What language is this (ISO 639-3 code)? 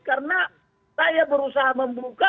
ind